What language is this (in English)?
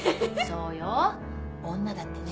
Japanese